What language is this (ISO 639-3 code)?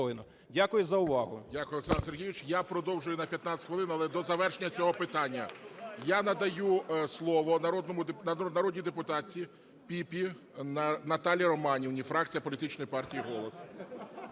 ukr